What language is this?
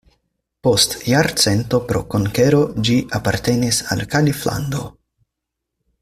Esperanto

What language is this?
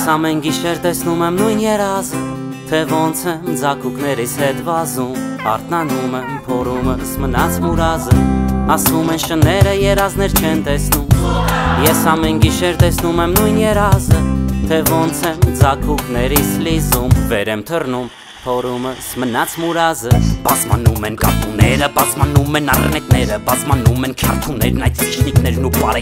Romanian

